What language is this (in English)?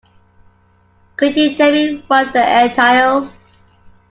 English